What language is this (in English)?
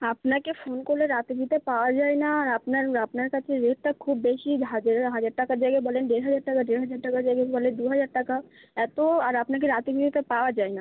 Bangla